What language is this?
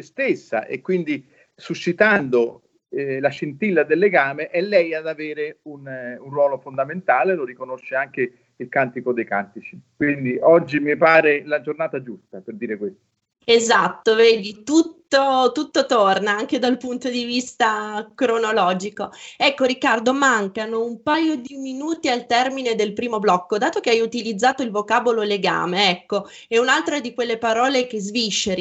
Italian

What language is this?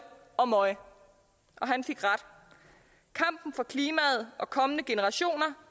Danish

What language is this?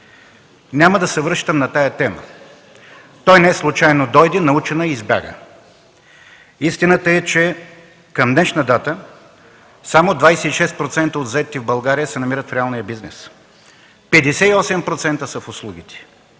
Bulgarian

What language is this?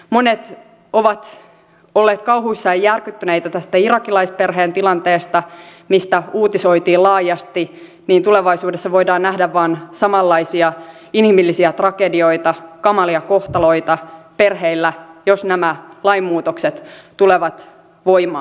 Finnish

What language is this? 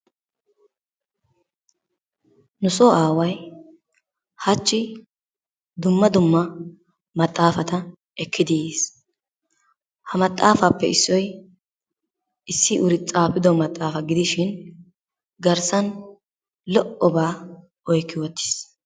Wolaytta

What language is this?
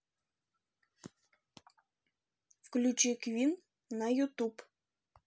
Russian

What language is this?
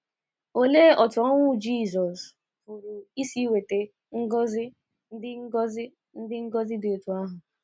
Igbo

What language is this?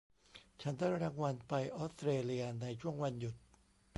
Thai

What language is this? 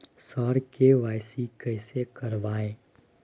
Maithili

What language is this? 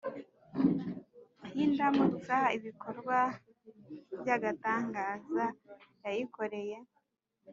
Kinyarwanda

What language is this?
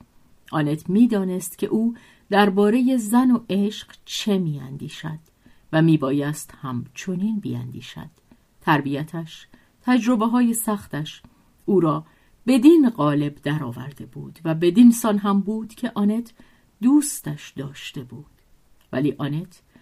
Persian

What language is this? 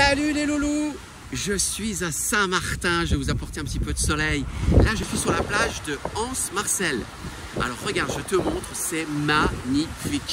French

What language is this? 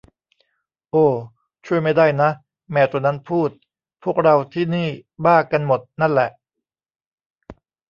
Thai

